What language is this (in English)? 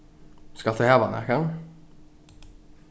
Faroese